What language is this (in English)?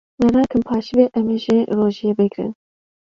Kurdish